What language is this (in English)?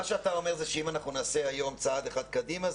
Hebrew